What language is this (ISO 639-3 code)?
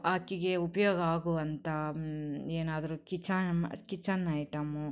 kan